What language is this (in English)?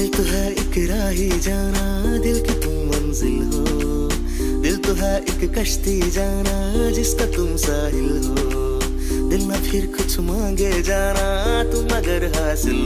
Romanian